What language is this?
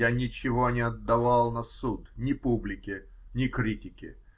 Russian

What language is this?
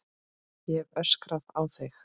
Icelandic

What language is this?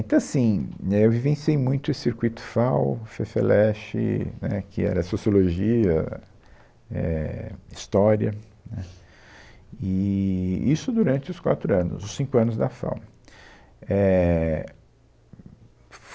Portuguese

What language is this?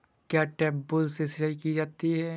Hindi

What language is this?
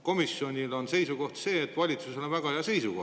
Estonian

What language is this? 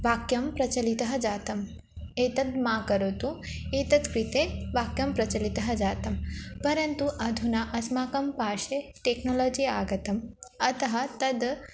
Sanskrit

